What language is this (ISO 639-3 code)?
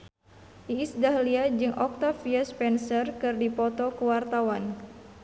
sun